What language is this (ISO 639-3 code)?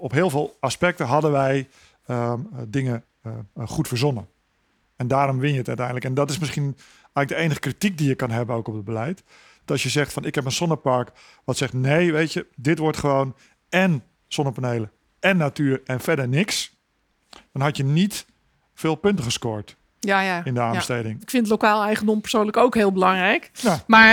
nld